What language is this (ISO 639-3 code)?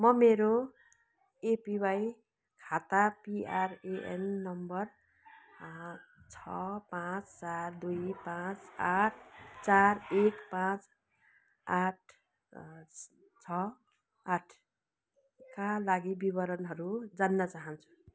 nep